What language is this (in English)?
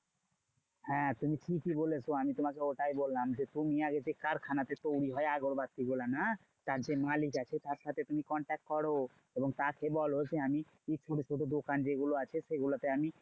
Bangla